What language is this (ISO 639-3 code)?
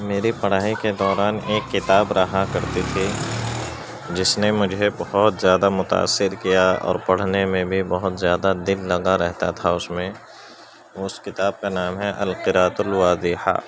urd